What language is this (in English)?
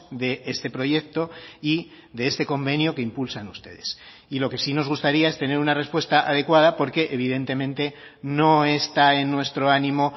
Spanish